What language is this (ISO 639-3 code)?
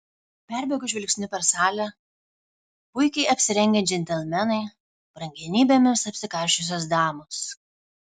lit